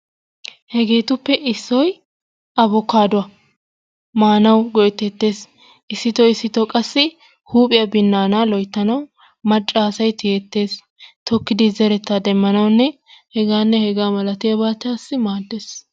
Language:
Wolaytta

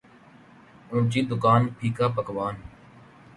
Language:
Urdu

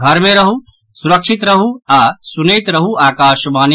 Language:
Maithili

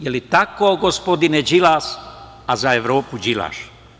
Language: Serbian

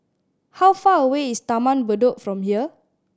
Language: English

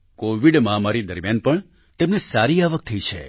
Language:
Gujarati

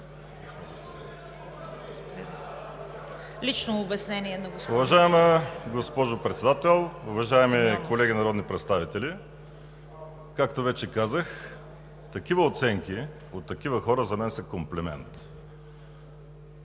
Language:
Bulgarian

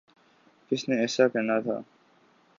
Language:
Urdu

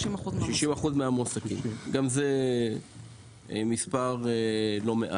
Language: Hebrew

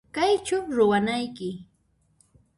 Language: Puno Quechua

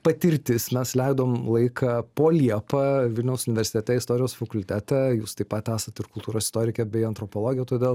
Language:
Lithuanian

